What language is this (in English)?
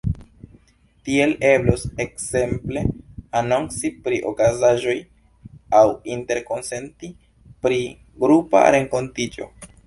Esperanto